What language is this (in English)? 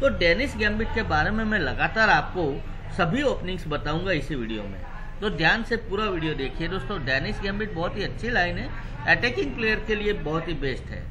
Hindi